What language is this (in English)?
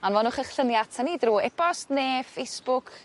Welsh